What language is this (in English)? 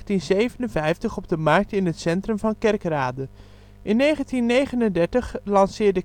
Dutch